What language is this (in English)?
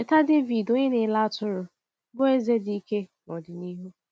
Igbo